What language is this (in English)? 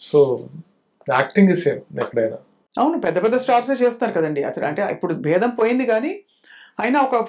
Telugu